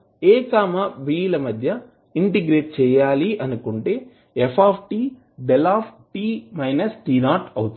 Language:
Telugu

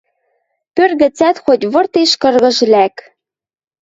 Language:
Western Mari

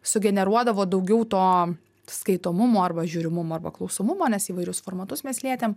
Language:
Lithuanian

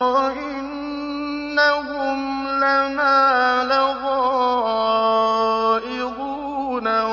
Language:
Arabic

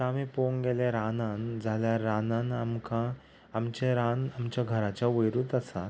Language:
Konkani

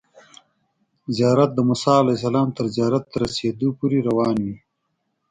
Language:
Pashto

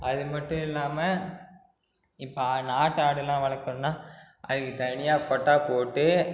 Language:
Tamil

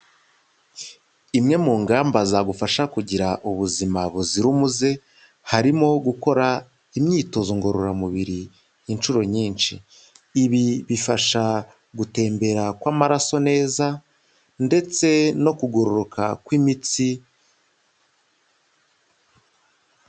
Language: Kinyarwanda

